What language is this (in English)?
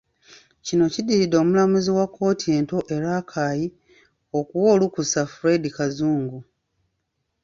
Ganda